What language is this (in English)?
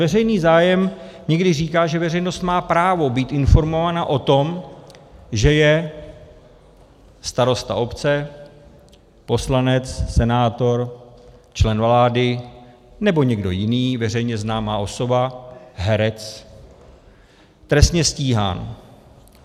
Czech